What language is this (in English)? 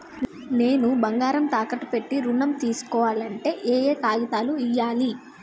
Telugu